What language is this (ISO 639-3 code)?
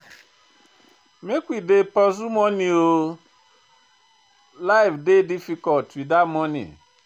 pcm